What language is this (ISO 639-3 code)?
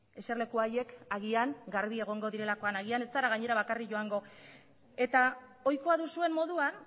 eus